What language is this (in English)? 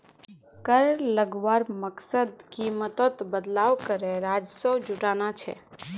Magahi